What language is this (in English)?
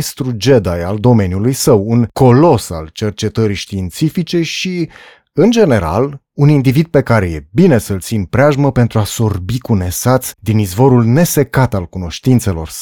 Romanian